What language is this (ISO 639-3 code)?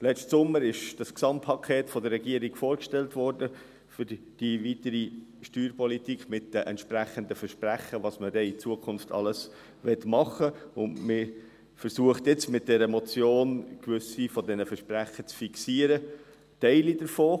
gsw